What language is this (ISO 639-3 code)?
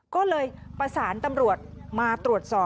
tha